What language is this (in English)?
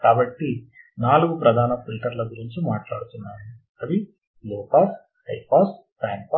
Telugu